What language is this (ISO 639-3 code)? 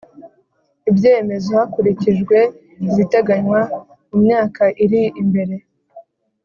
kin